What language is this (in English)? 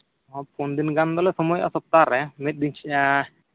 Santali